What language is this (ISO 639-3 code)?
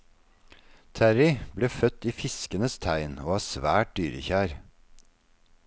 nor